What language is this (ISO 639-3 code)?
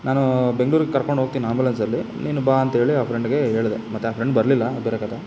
kan